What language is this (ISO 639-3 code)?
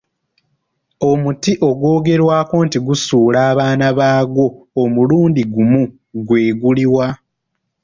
lug